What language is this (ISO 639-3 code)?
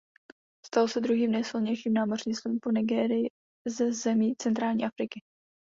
ces